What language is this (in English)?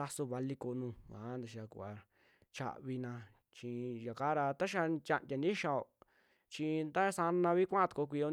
Western Juxtlahuaca Mixtec